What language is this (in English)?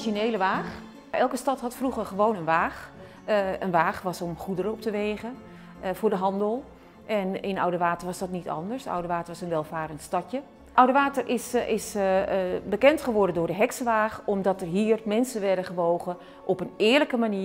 Dutch